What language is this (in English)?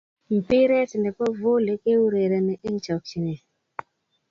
Kalenjin